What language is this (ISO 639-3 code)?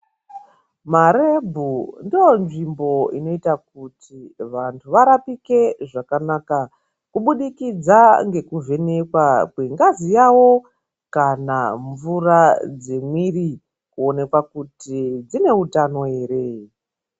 ndc